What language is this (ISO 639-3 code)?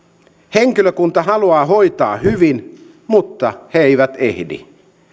fin